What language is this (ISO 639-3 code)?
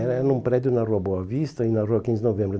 por